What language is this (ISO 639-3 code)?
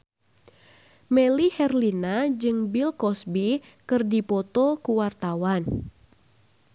sun